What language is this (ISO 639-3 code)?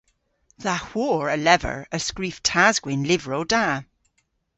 cor